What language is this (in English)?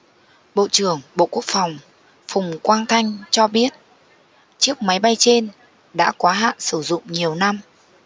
Vietnamese